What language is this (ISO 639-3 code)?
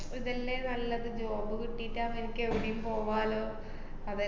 mal